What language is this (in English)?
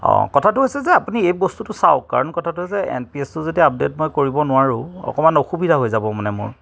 Assamese